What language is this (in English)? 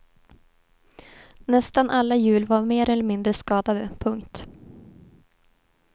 Swedish